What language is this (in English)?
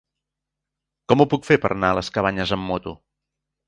Catalan